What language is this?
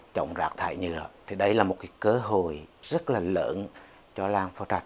Vietnamese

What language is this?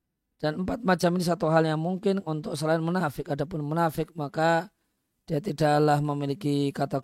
Indonesian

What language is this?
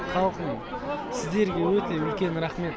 Kazakh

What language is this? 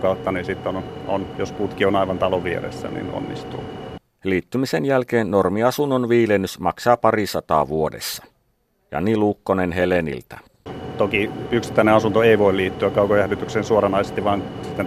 Finnish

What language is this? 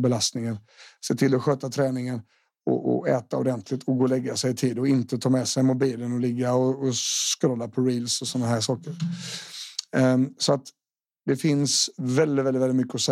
Swedish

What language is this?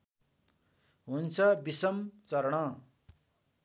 Nepali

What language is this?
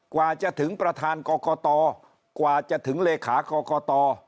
Thai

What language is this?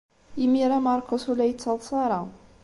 Kabyle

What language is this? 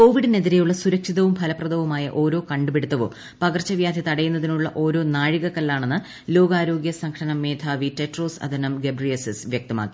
Malayalam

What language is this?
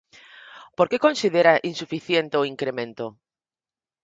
Galician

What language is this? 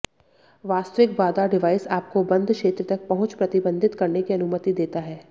Hindi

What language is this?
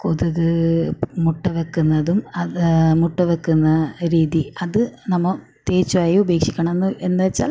Malayalam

